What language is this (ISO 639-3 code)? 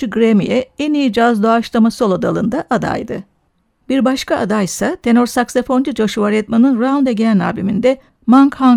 tur